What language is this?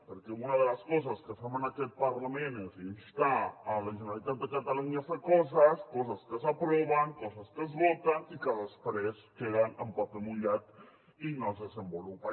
Catalan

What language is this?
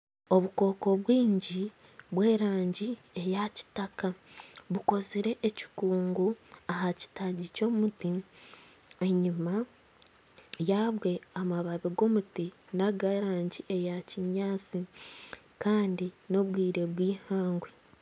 Nyankole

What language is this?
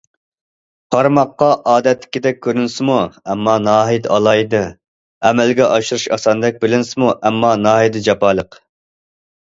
Uyghur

